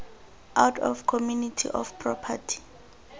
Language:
Tswana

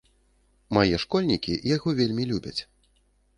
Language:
Belarusian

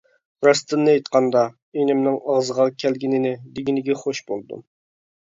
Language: Uyghur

